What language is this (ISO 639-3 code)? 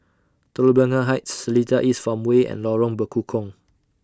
eng